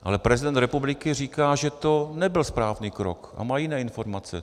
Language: Czech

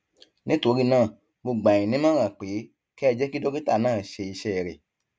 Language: Yoruba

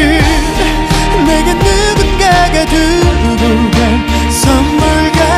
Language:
Korean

